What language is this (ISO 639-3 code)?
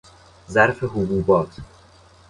fas